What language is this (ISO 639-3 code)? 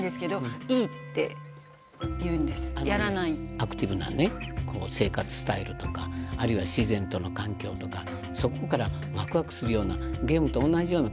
jpn